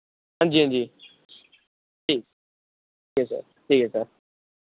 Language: Dogri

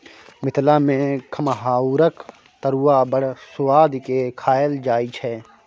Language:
Maithili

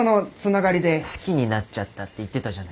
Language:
Japanese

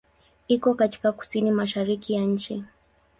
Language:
Swahili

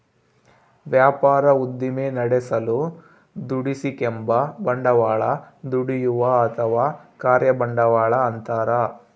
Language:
Kannada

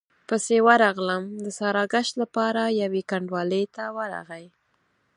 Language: Pashto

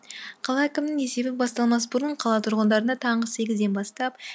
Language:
Kazakh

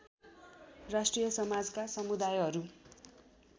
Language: Nepali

